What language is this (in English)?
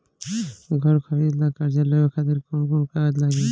Bhojpuri